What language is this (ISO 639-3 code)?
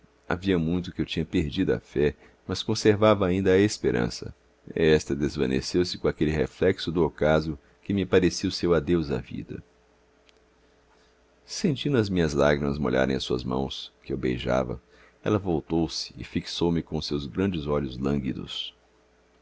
por